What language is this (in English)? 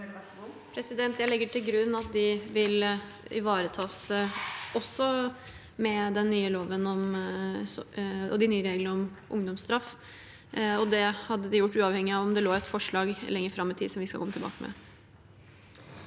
Norwegian